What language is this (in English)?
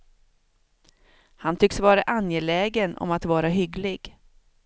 Swedish